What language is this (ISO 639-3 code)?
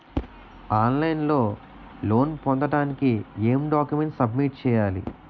tel